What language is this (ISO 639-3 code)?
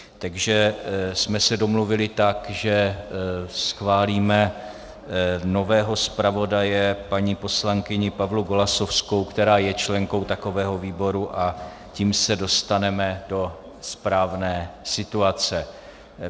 ces